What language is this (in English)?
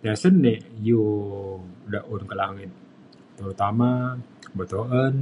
Mainstream Kenyah